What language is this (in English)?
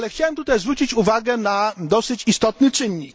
Polish